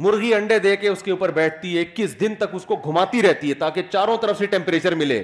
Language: Urdu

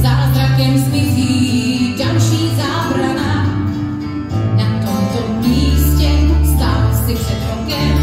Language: Romanian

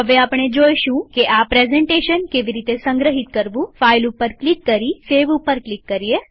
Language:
Gujarati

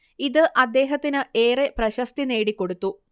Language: Malayalam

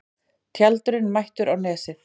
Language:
Icelandic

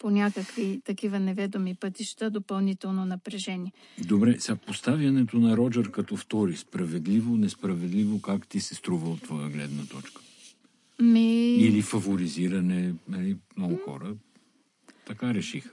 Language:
Bulgarian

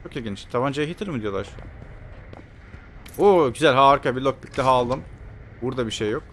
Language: Turkish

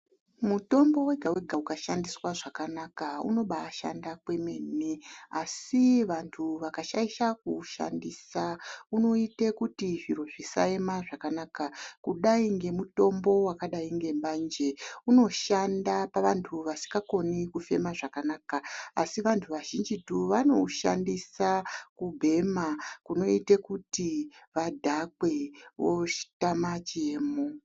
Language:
Ndau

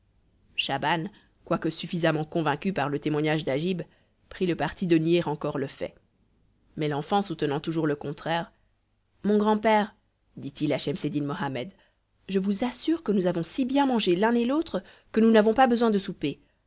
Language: French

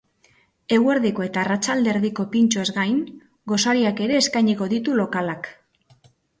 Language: Basque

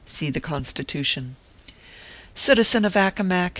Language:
English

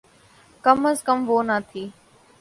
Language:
Urdu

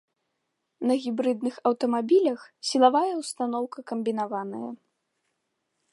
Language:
Belarusian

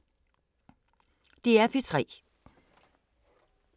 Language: Danish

